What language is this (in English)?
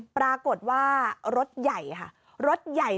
Thai